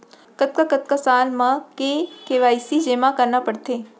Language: Chhattisgarhi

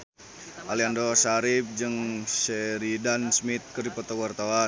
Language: Sundanese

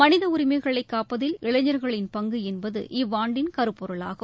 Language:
Tamil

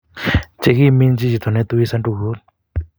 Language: Kalenjin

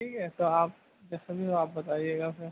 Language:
Urdu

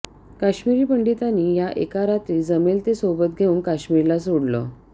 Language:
Marathi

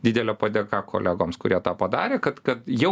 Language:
Lithuanian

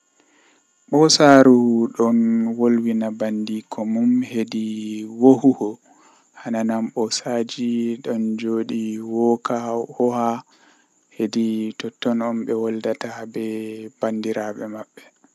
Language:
Western Niger Fulfulde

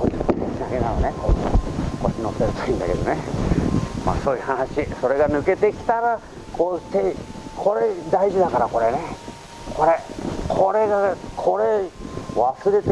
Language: Japanese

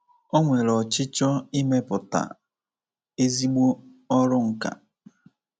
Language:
Igbo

